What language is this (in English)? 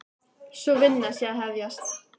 Icelandic